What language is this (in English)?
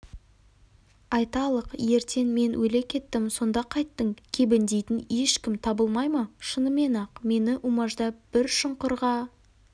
Kazakh